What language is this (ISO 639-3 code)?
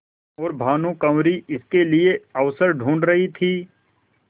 hin